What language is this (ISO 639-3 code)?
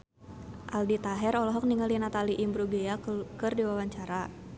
sun